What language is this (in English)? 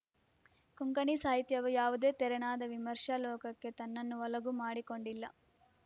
Kannada